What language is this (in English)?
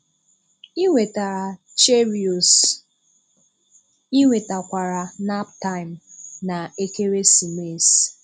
Igbo